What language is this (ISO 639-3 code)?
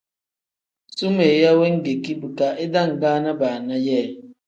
kdh